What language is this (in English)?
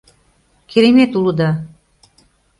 Mari